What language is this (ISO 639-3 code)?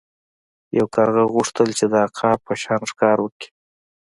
pus